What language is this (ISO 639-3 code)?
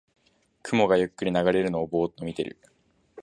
jpn